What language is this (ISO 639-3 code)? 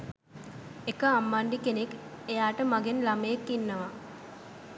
sin